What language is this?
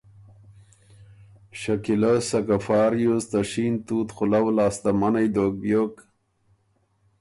Ormuri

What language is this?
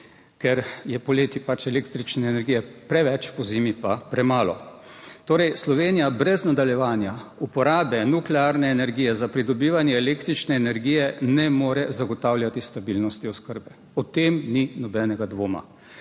Slovenian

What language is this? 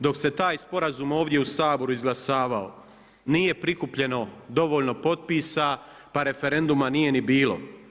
Croatian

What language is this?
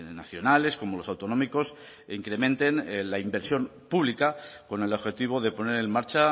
Spanish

